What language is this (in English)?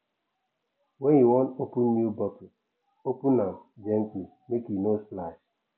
Nigerian Pidgin